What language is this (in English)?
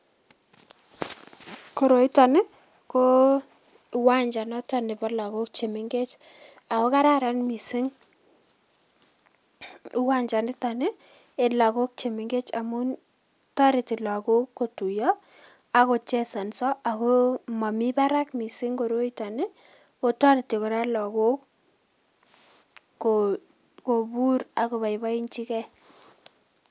Kalenjin